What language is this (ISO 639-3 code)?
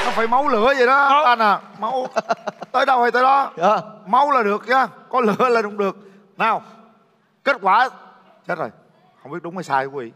vie